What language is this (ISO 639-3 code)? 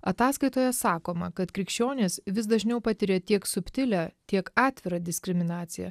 lit